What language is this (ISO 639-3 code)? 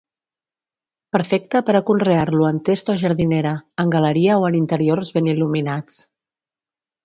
cat